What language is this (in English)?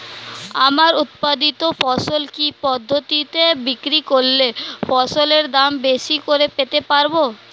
Bangla